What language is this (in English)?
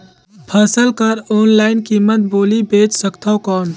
Chhattisgarhi